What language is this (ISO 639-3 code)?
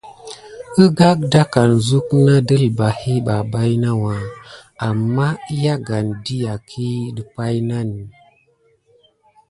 gid